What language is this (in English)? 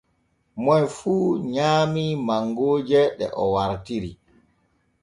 Borgu Fulfulde